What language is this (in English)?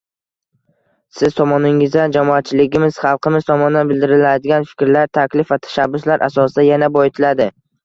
Uzbek